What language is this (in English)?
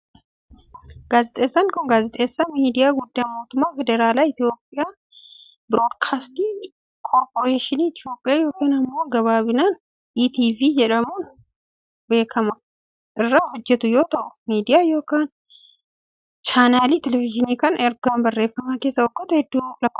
Oromo